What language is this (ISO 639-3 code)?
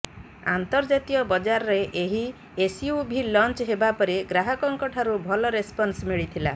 ori